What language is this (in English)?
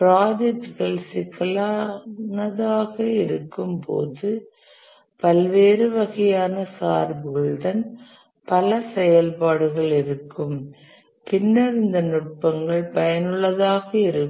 Tamil